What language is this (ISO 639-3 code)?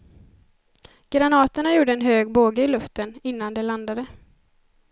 swe